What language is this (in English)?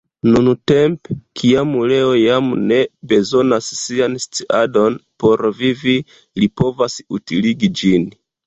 Esperanto